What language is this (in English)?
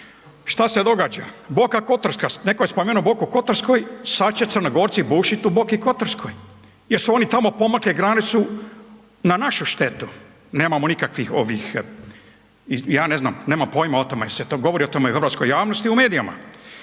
Croatian